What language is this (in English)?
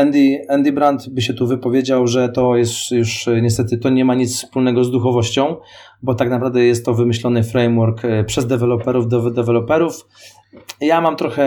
Polish